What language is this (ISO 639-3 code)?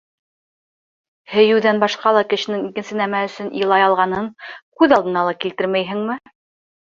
bak